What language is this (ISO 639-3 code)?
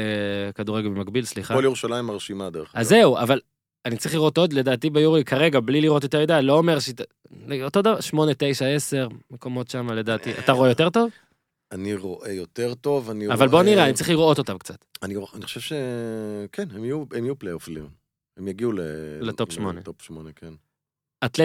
heb